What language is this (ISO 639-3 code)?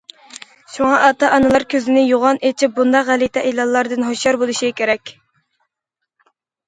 uig